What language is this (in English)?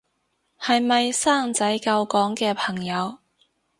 Cantonese